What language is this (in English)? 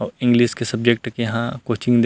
Chhattisgarhi